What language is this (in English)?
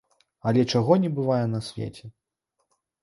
Belarusian